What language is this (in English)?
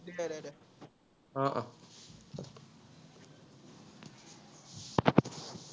Assamese